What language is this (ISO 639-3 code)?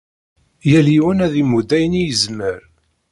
kab